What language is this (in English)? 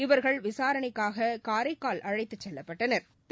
Tamil